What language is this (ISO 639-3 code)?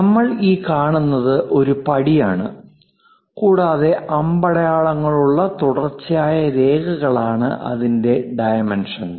mal